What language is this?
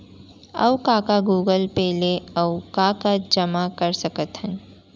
Chhattisgarhi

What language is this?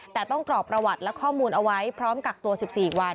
Thai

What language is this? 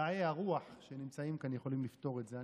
Hebrew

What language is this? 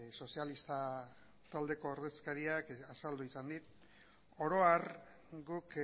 Basque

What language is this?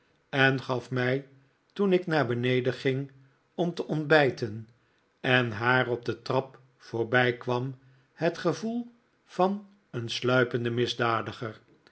Dutch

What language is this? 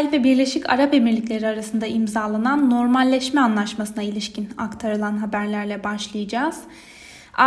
Turkish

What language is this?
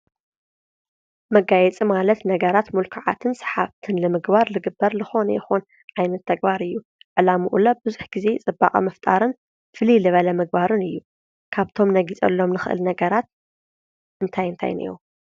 Tigrinya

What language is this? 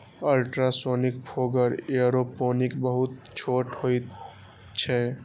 Maithili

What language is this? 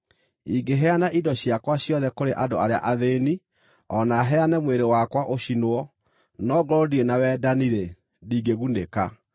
Kikuyu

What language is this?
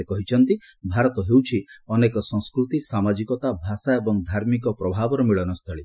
Odia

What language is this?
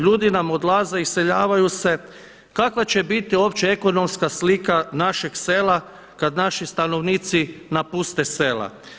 Croatian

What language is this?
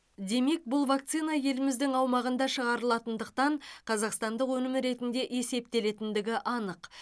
Kazakh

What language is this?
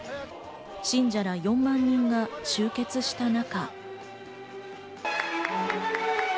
Japanese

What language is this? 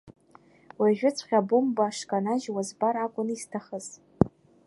Abkhazian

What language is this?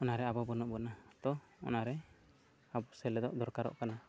Santali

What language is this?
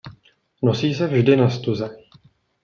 Czech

